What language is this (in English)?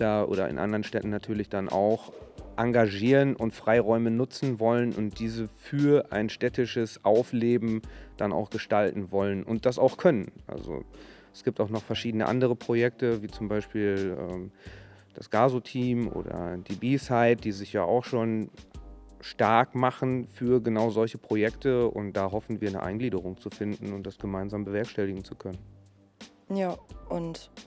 German